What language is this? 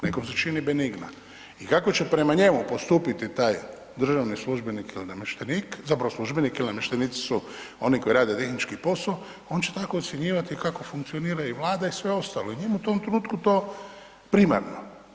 Croatian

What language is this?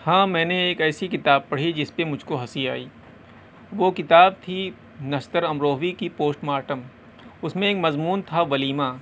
Urdu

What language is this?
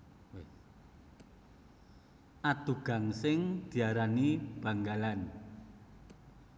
Javanese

